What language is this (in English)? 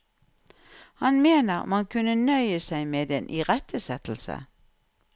Norwegian